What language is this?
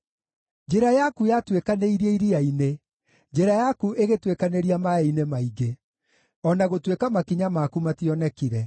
Kikuyu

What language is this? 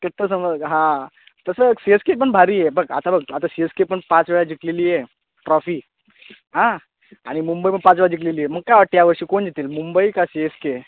Marathi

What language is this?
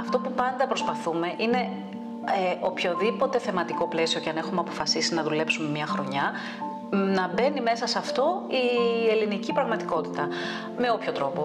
Greek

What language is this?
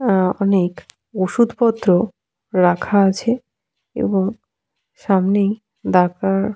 Bangla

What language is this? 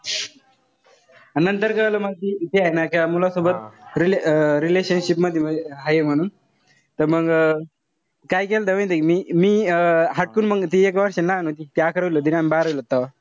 Marathi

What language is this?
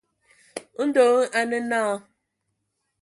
Ewondo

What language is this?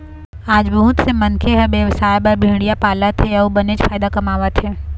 Chhattisgarhi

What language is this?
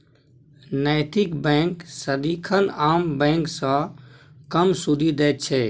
Maithili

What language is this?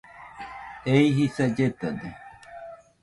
Nüpode Huitoto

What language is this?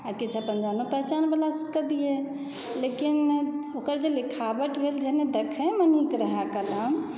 Maithili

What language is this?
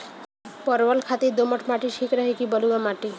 Bhojpuri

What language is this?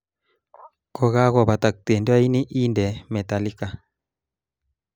Kalenjin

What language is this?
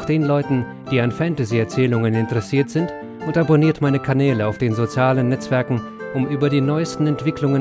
German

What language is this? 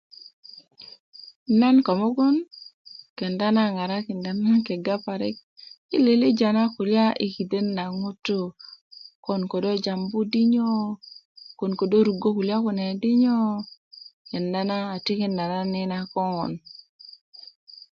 Kuku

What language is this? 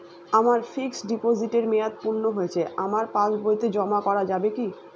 Bangla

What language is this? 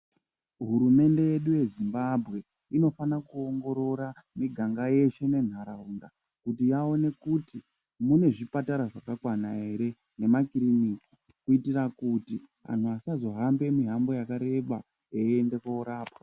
Ndau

